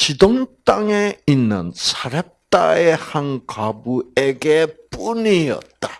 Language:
Korean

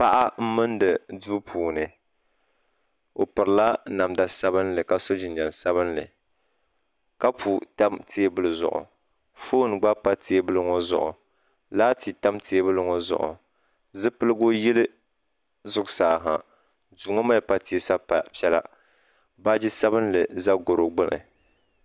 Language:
Dagbani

